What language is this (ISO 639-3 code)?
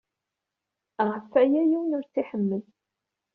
kab